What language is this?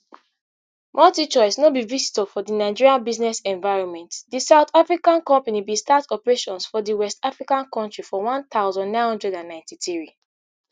Nigerian Pidgin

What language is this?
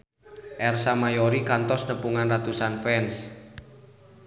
Sundanese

